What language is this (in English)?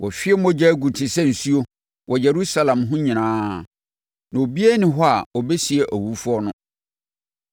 Akan